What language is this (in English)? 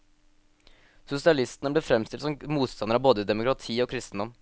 Norwegian